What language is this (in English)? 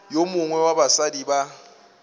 Northern Sotho